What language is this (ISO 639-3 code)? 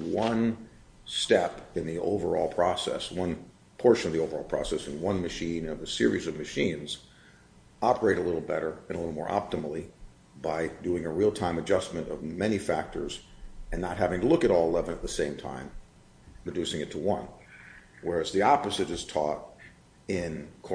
eng